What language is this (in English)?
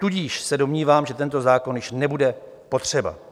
Czech